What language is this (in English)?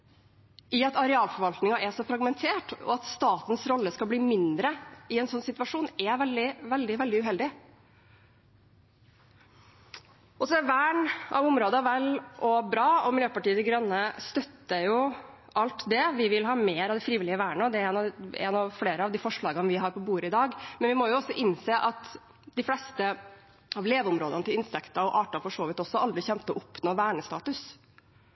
Norwegian Bokmål